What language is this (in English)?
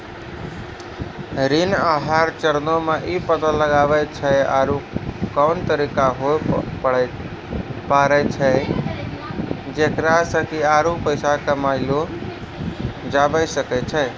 Maithili